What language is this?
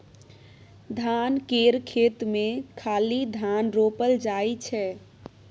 Maithili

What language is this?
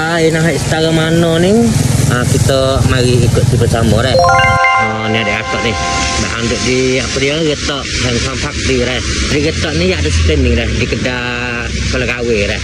Malay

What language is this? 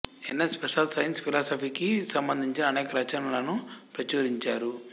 Telugu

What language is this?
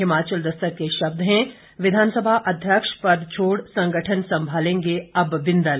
Hindi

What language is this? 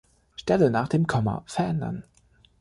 German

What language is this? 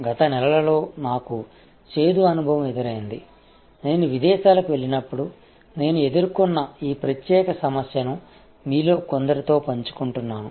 Telugu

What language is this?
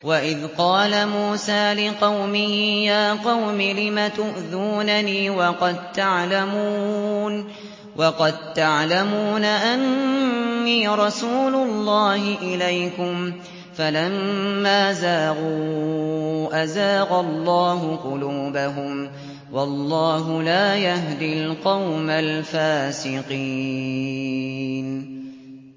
Arabic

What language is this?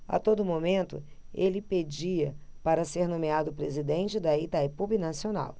Portuguese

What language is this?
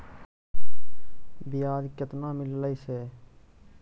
Magahi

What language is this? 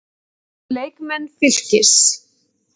Icelandic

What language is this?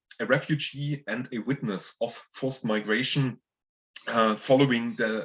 English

